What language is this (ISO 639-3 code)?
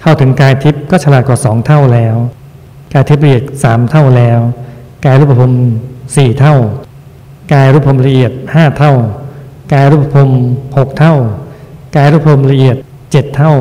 tha